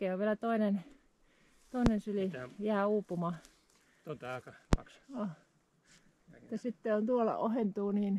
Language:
Finnish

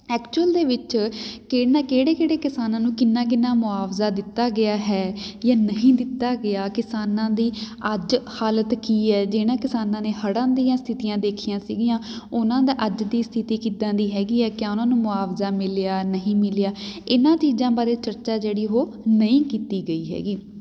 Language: Punjabi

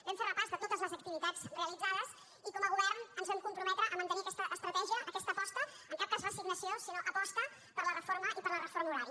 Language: Catalan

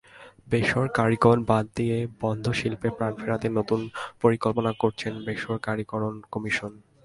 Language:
Bangla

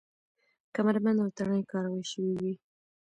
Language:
Pashto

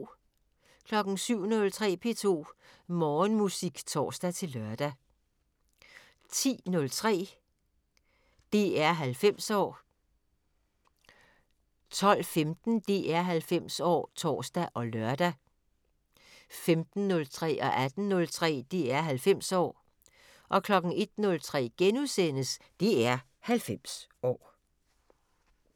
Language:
Danish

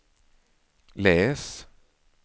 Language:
Swedish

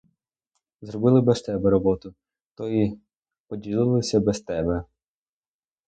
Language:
Ukrainian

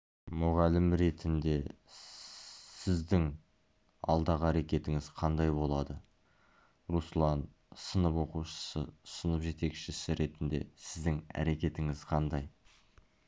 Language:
Kazakh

